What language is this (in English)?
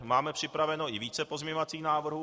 Czech